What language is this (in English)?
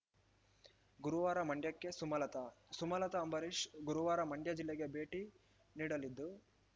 Kannada